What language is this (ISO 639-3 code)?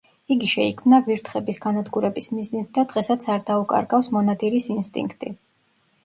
kat